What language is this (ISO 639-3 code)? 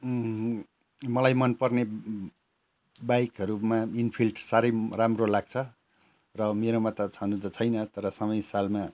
nep